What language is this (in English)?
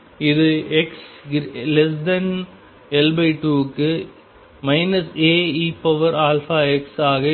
Tamil